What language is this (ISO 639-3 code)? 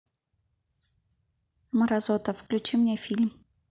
rus